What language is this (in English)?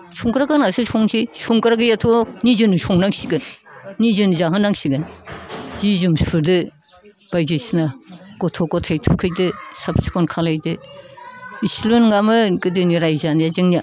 Bodo